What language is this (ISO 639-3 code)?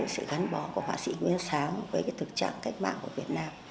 vie